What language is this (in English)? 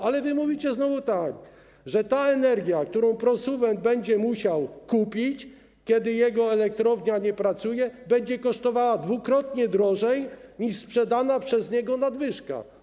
Polish